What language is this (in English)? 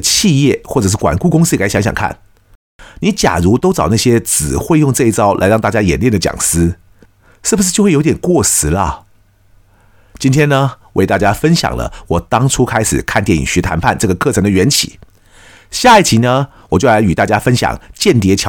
Chinese